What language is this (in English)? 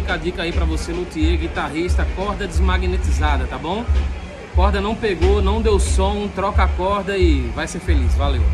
Portuguese